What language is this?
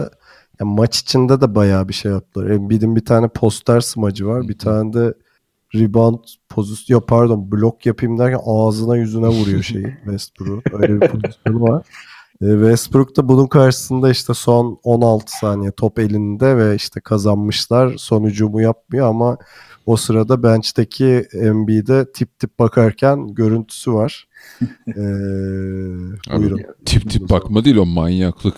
Turkish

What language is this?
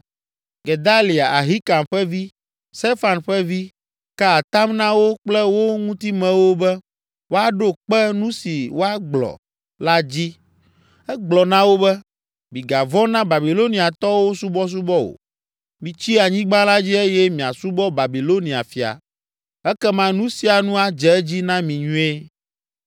Ewe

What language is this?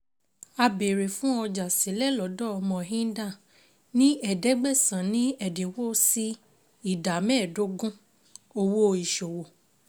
Yoruba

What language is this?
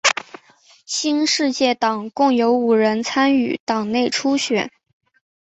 Chinese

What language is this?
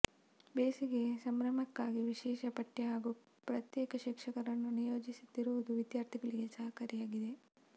Kannada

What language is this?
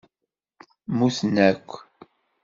Kabyle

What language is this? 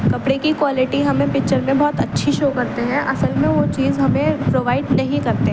Urdu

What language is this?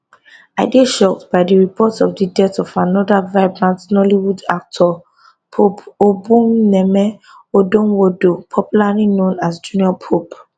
Nigerian Pidgin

